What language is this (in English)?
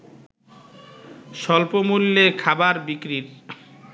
Bangla